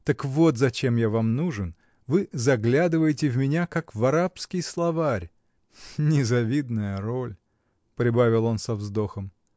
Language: Russian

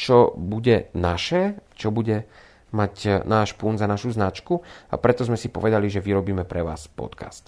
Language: Slovak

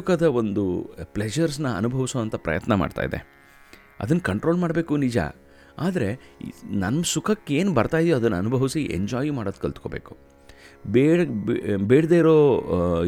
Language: Kannada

